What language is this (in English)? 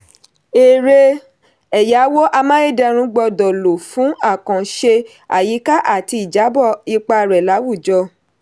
Yoruba